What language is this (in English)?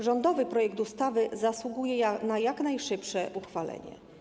Polish